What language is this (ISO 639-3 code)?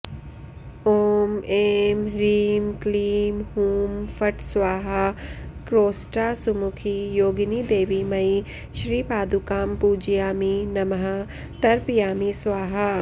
san